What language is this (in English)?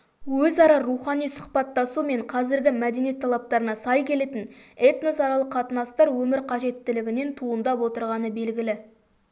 Kazakh